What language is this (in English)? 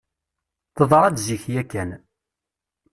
Kabyle